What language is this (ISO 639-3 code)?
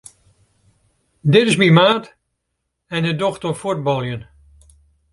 fry